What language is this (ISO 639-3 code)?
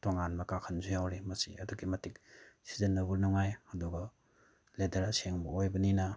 mni